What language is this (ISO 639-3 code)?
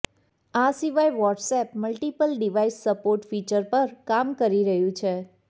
guj